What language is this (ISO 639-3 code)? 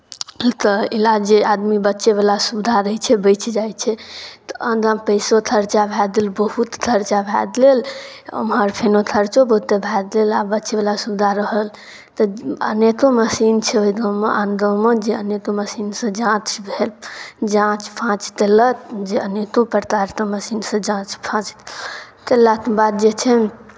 mai